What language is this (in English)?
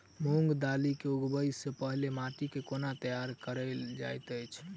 Maithili